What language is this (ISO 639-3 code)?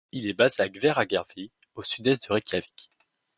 fra